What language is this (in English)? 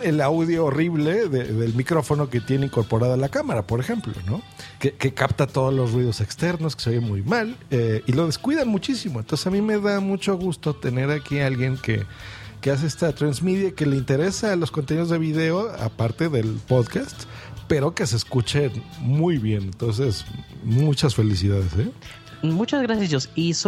Spanish